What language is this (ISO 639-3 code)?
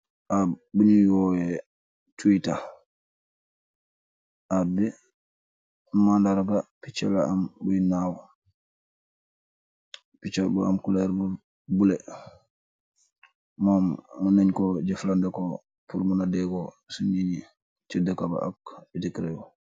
wol